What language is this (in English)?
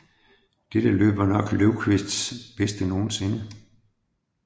Danish